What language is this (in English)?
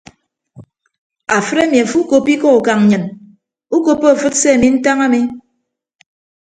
Ibibio